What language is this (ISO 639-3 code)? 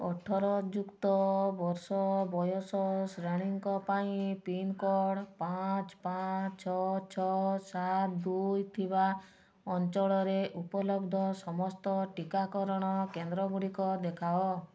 ori